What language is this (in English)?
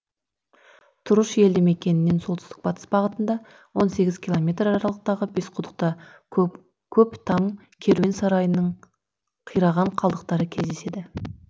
Kazakh